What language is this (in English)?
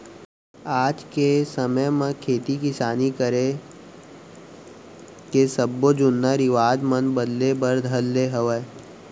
Chhattisgarhi